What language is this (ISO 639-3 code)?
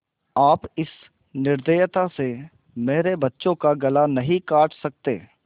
hin